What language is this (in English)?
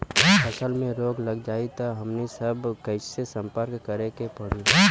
Bhojpuri